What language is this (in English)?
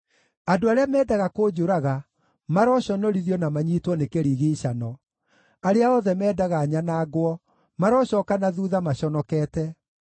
Kikuyu